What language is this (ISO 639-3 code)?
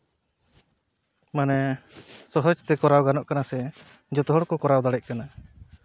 sat